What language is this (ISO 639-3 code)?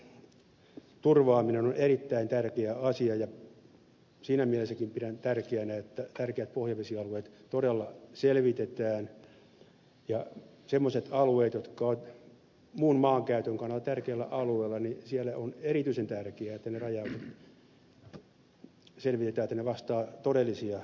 fin